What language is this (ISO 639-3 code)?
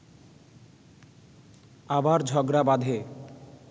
ben